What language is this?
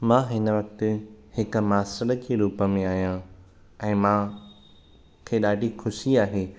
Sindhi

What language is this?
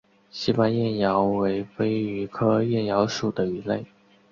Chinese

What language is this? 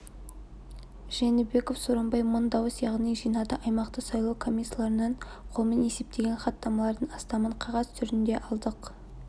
Kazakh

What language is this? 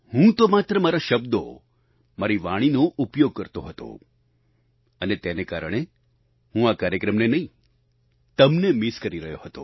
Gujarati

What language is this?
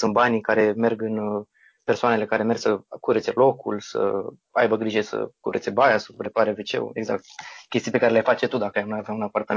Romanian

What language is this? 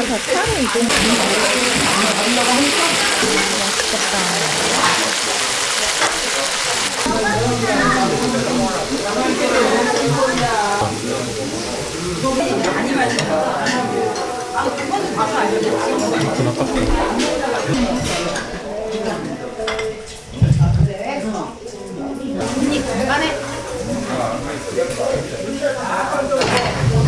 Korean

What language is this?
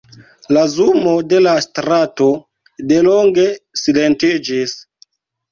Esperanto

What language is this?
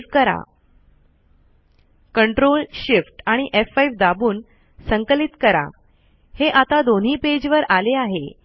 Marathi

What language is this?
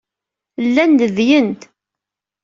Kabyle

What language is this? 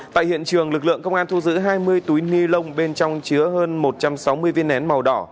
Vietnamese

